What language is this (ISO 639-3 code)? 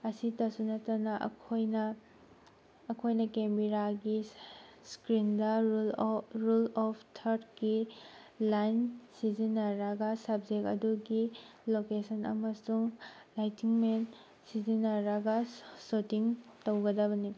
mni